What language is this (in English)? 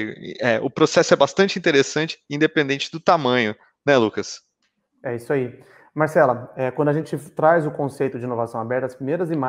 Portuguese